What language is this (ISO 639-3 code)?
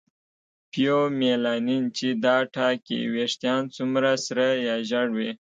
pus